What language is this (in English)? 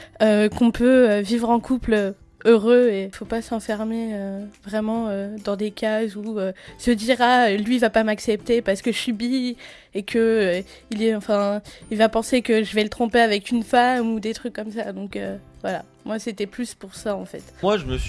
French